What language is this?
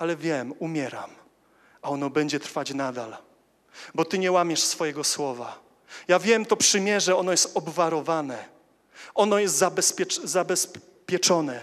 Polish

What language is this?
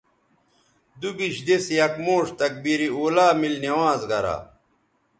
Bateri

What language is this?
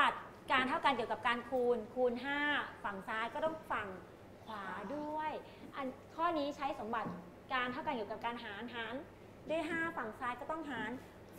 Thai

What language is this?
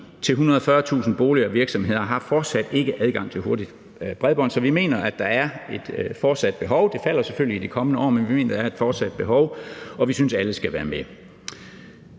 Danish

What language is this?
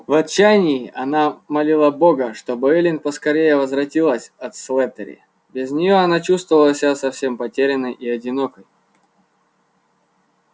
Russian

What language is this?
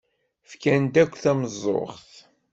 Kabyle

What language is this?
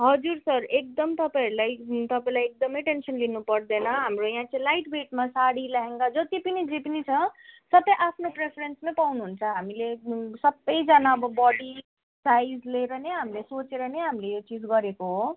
Nepali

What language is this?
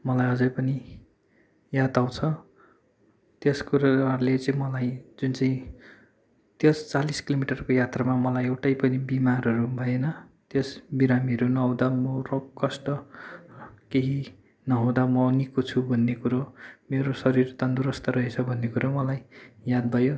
Nepali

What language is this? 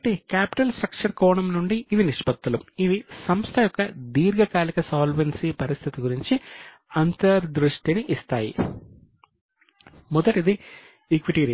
Telugu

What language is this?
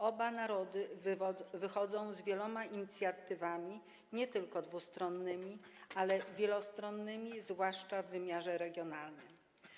Polish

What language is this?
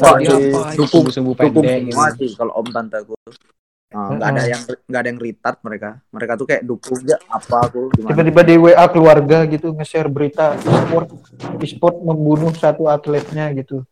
Indonesian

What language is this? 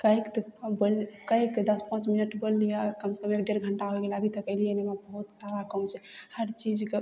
Maithili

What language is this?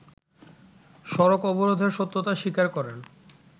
Bangla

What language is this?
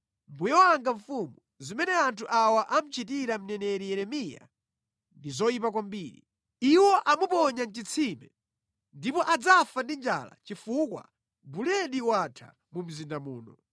Nyanja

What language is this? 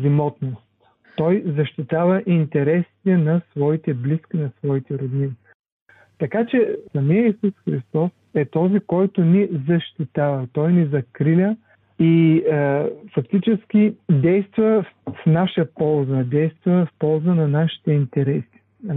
Bulgarian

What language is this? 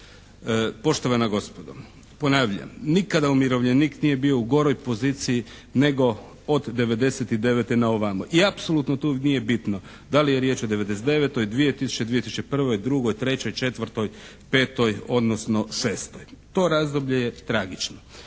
Croatian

